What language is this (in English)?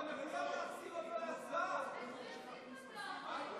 Hebrew